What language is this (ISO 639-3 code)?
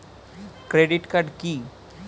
ben